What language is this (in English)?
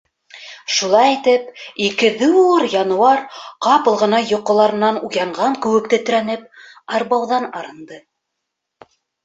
Bashkir